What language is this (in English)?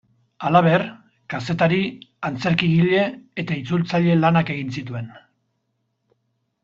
Basque